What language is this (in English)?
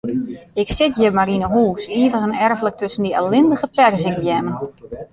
Western Frisian